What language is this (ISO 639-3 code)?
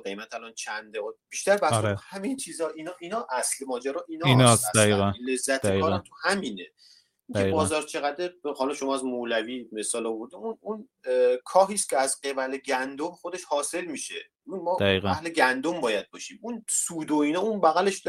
fas